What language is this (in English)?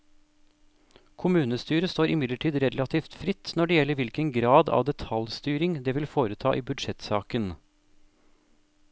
Norwegian